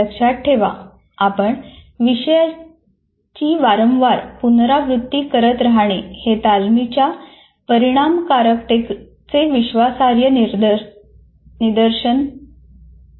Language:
Marathi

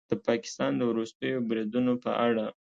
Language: Pashto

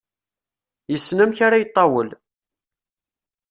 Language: Kabyle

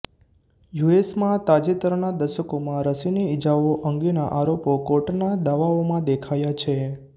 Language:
Gujarati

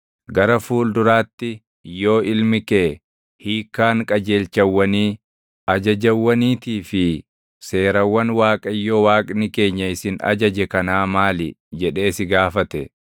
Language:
Oromo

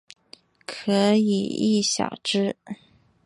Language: Chinese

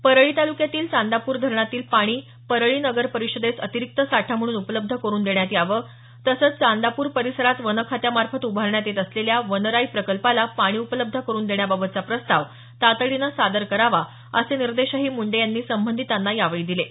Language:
Marathi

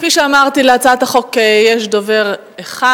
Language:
Hebrew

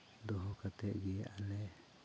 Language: Santali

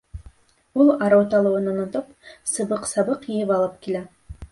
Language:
Bashkir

